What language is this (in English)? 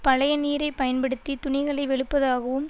Tamil